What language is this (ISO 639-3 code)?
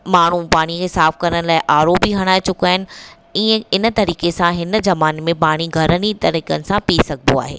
snd